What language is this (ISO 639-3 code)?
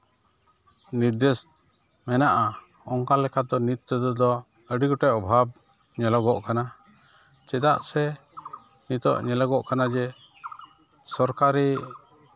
sat